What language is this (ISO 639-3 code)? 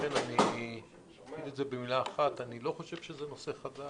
heb